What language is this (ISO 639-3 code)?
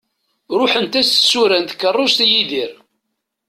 kab